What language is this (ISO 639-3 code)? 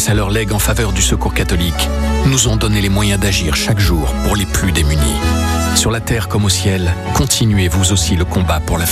fra